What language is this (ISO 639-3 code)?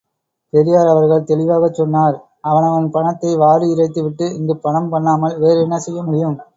tam